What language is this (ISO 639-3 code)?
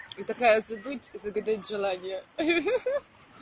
rus